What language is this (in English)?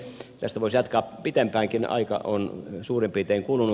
Finnish